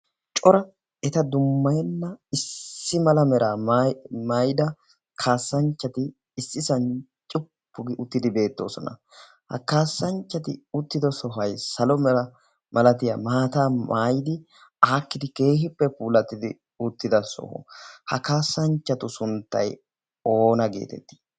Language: Wolaytta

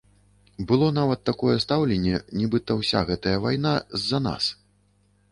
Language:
Belarusian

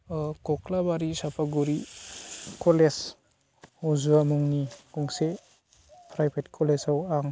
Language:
Bodo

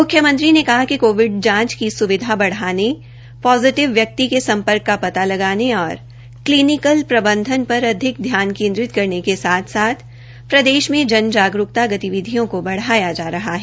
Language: Hindi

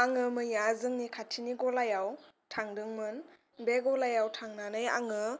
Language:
Bodo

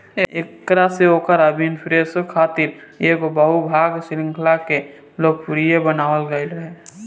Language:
Bhojpuri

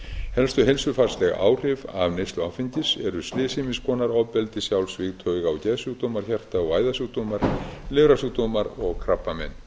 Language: Icelandic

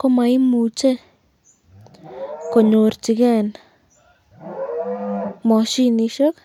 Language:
Kalenjin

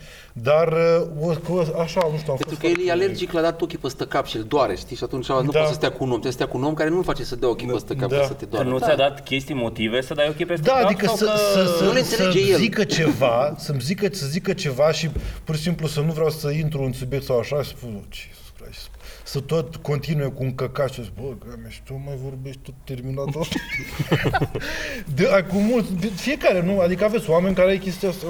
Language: Romanian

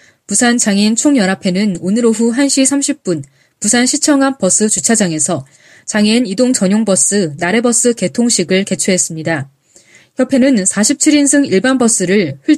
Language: Korean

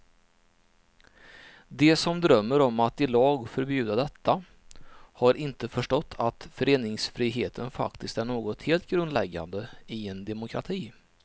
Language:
Swedish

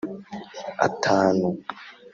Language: Kinyarwanda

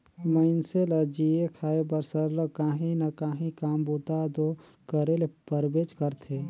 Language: Chhattisgarhi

